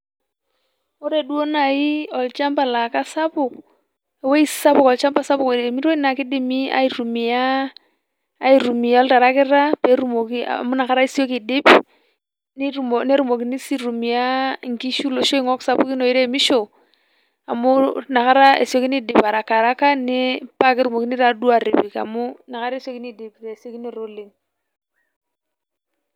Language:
Masai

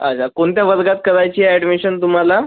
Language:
Marathi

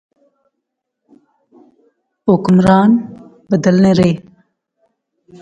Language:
Pahari-Potwari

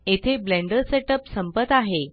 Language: Marathi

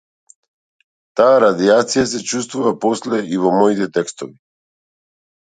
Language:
Macedonian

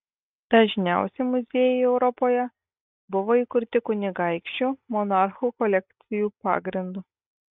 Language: Lithuanian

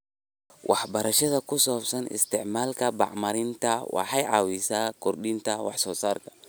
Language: Somali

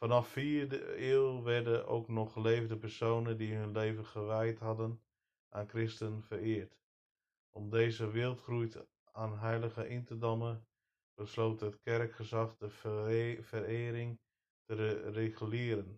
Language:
Dutch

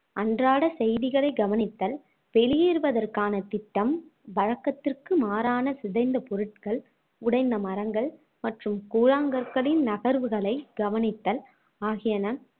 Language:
Tamil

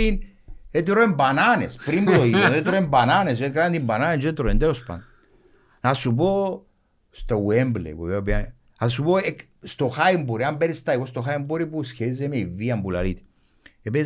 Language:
Greek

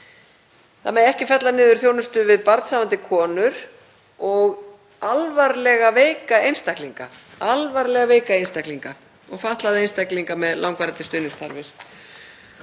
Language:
Icelandic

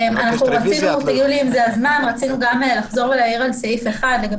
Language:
Hebrew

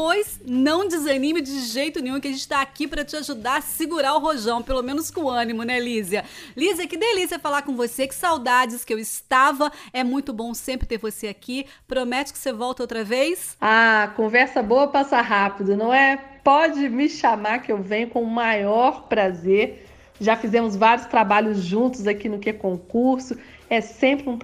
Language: Portuguese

